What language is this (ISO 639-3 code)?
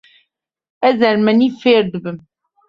kur